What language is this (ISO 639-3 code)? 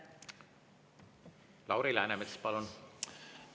est